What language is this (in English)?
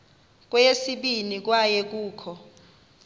Xhosa